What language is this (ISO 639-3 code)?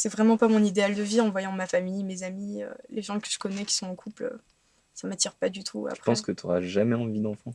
fra